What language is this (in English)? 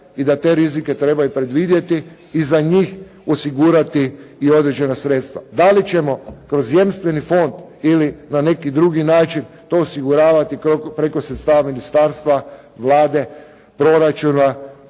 Croatian